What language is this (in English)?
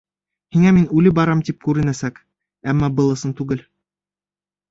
Bashkir